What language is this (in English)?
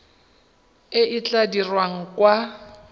Tswana